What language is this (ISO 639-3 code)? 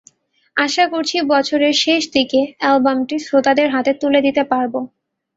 ben